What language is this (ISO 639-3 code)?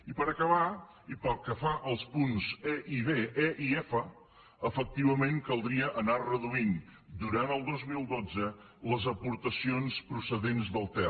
cat